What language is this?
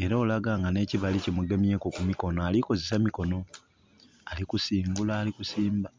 Soga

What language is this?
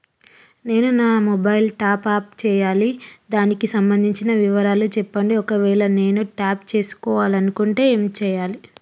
Telugu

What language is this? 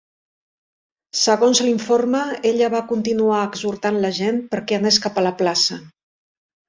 Catalan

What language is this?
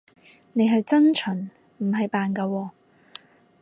Cantonese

